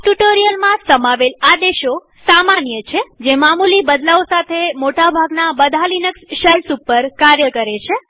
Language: Gujarati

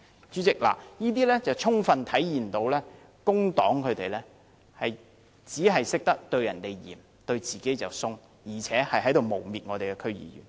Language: Cantonese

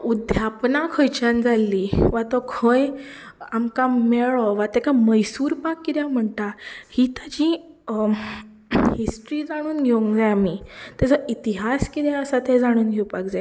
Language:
Konkani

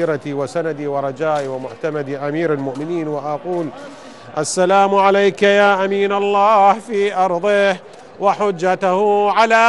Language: Arabic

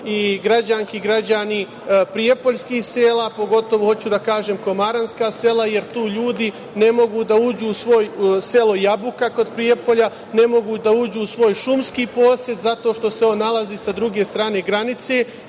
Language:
Serbian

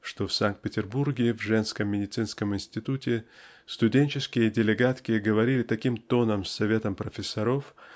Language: Russian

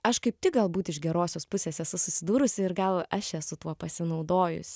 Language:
Lithuanian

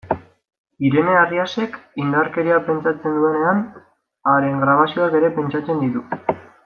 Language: Basque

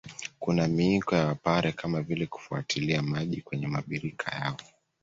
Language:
Swahili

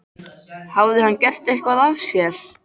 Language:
Icelandic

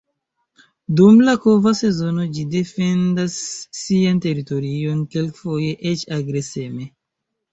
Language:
Esperanto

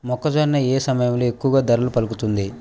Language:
Telugu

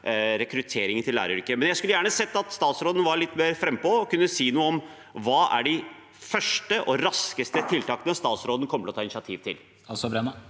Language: Norwegian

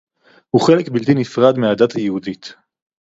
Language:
Hebrew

